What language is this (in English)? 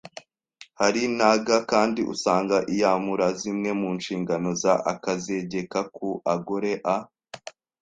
Kinyarwanda